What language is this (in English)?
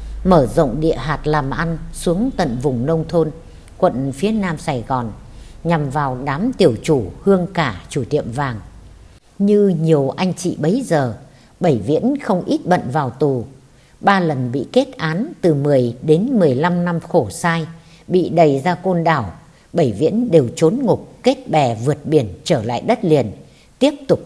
Vietnamese